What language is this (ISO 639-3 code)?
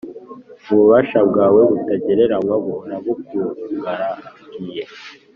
kin